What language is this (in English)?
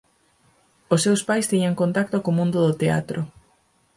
Galician